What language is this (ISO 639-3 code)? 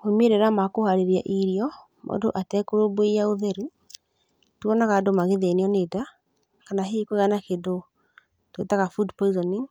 kik